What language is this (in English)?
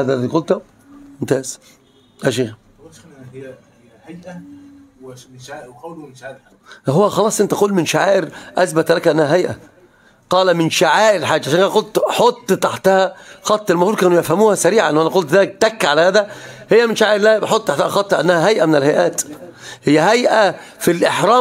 Arabic